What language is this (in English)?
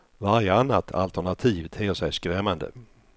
Swedish